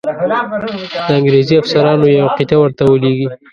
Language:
Pashto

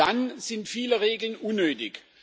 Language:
German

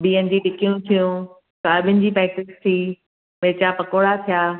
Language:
Sindhi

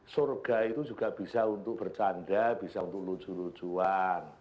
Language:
Indonesian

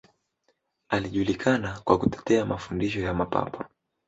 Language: Swahili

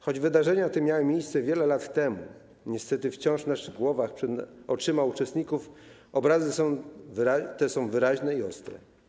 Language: Polish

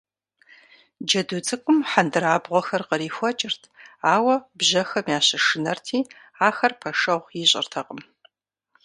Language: Kabardian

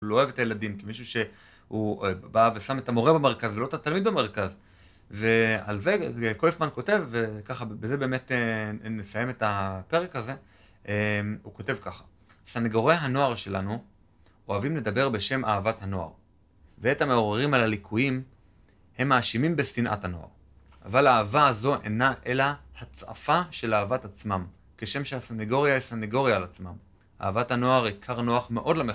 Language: Hebrew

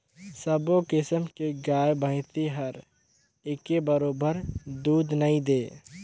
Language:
Chhattisgarhi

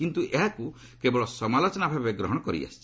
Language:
Odia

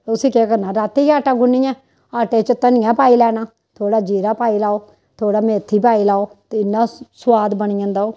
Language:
Dogri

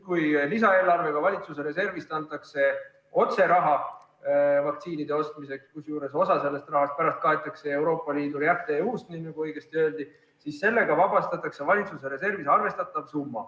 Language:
Estonian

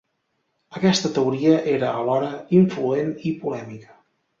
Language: Catalan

